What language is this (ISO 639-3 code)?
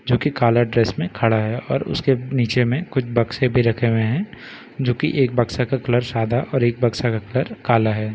hin